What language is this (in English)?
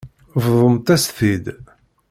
Kabyle